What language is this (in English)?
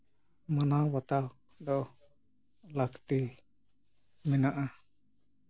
Santali